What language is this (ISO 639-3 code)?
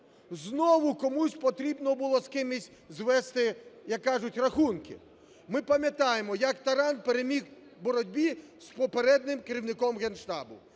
ukr